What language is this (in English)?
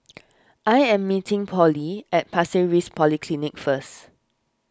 English